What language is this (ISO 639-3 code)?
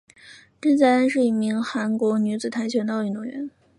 zho